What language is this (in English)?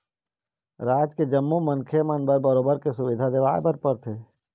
Chhattisgarhi